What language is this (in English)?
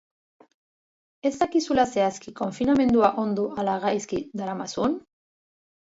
Basque